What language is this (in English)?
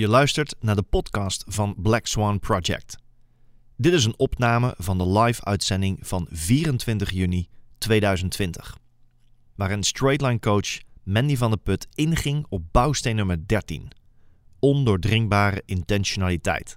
Dutch